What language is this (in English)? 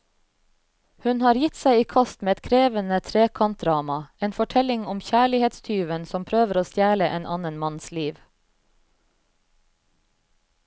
Norwegian